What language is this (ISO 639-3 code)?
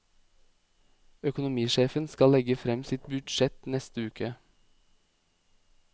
nor